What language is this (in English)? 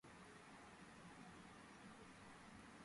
Georgian